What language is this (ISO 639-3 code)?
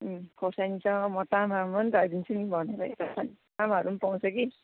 nep